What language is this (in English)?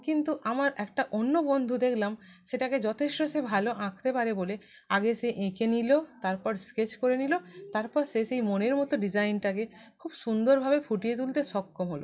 Bangla